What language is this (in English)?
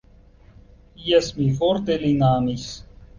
Esperanto